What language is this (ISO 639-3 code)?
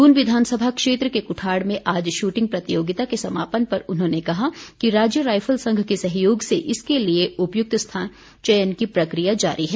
hin